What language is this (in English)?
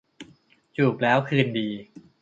Thai